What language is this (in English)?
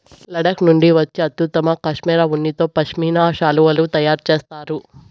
Telugu